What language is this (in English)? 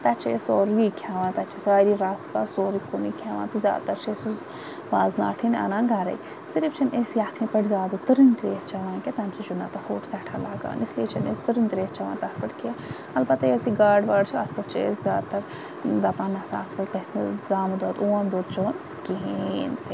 Kashmiri